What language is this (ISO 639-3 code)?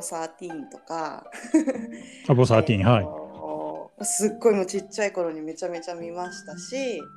jpn